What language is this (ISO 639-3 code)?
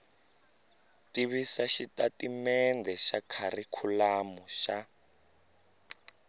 tso